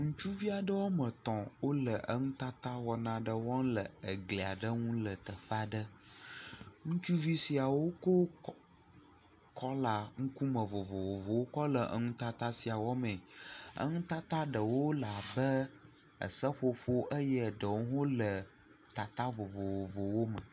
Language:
Ewe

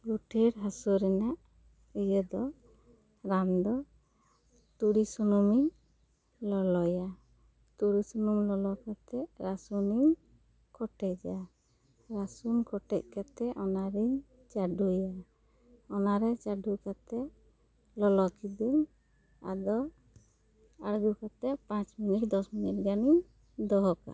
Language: Santali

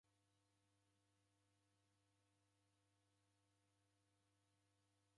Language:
Taita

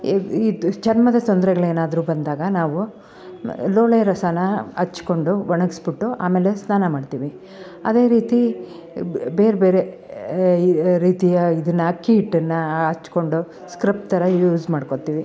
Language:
Kannada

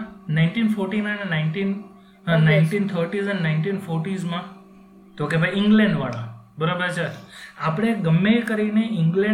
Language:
Gujarati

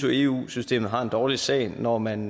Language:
Danish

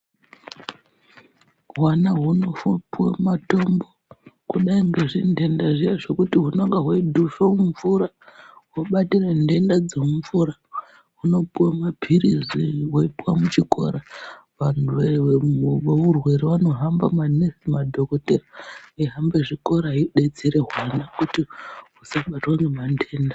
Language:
Ndau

